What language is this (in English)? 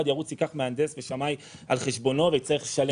Hebrew